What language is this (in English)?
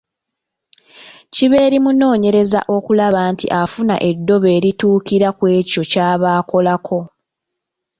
Ganda